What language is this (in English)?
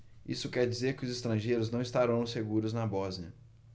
Portuguese